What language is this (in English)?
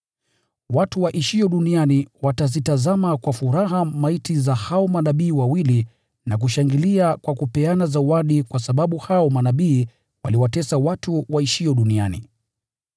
Swahili